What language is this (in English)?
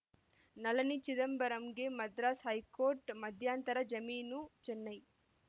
Kannada